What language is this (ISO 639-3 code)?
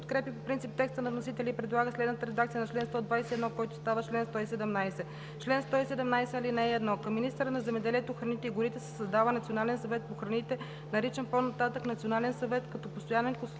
bul